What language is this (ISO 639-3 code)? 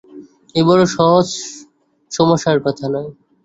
ben